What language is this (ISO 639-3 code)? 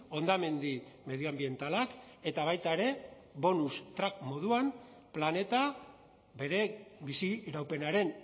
eus